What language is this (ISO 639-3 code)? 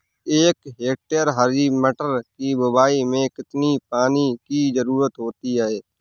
hin